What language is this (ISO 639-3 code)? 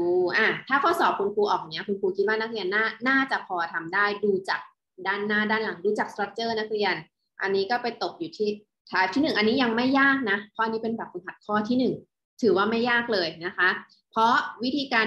tha